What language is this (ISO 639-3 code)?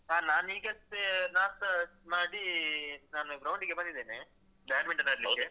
kan